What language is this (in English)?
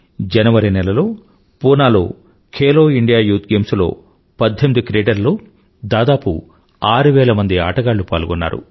Telugu